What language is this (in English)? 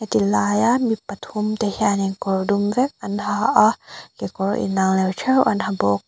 Mizo